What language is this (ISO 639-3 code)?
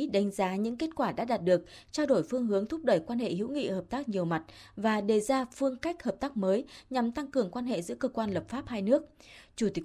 vie